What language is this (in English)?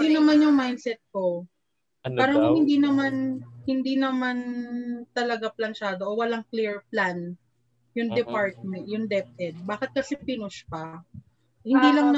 Filipino